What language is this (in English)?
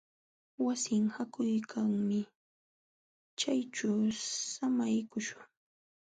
Jauja Wanca Quechua